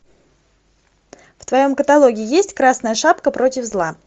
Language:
Russian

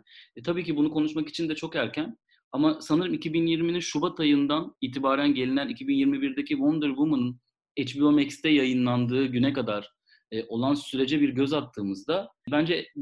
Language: Turkish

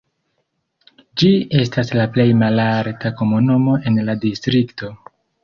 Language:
Esperanto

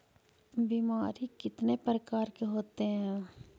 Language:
Magahi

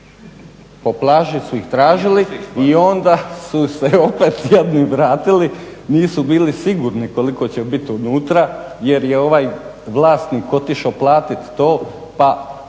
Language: Croatian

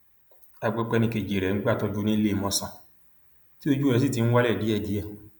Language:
Yoruba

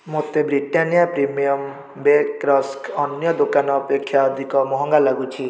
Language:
Odia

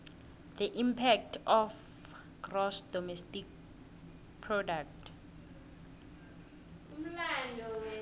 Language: South Ndebele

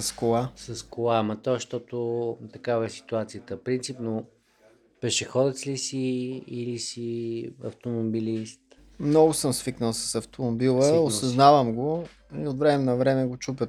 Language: Bulgarian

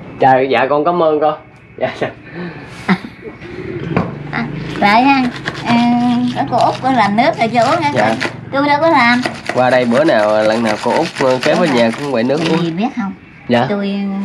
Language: Vietnamese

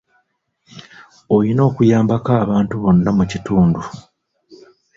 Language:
Ganda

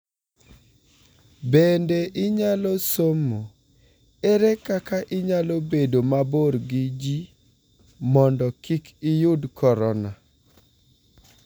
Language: Luo (Kenya and Tanzania)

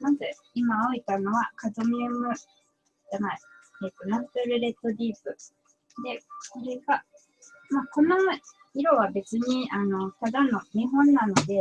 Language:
Japanese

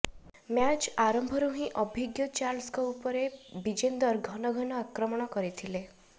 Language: Odia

